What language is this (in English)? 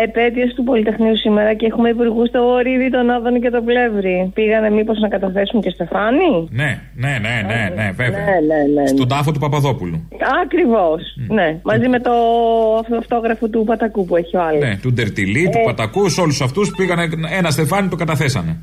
Greek